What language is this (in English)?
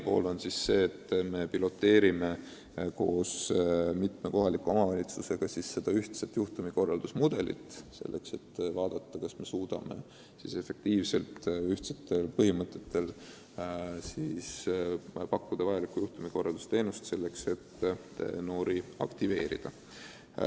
Estonian